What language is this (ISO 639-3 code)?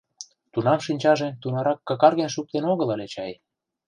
chm